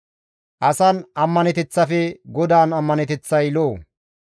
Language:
Gamo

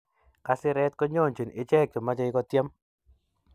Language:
Kalenjin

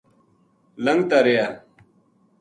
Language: Gujari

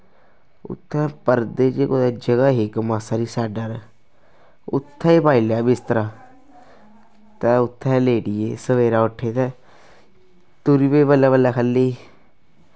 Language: Dogri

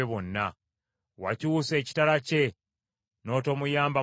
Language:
Ganda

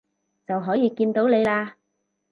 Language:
Cantonese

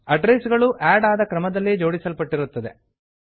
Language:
Kannada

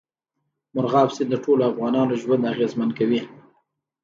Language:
Pashto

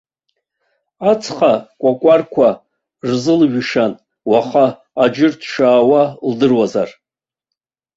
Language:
Abkhazian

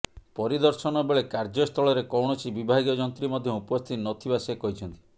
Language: Odia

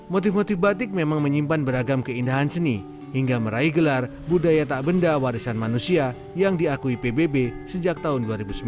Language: Indonesian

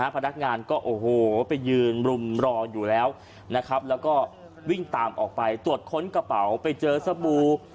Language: Thai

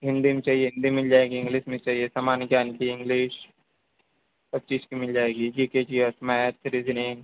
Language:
Hindi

